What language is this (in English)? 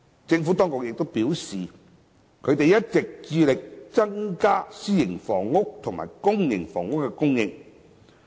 Cantonese